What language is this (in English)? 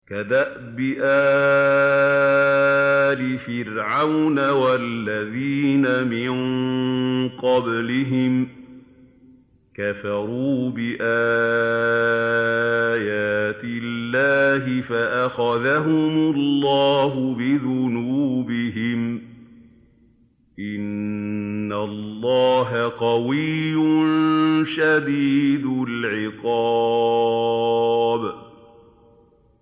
Arabic